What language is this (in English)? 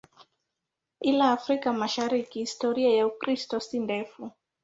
Swahili